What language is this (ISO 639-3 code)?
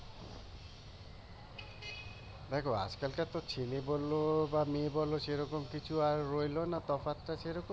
ben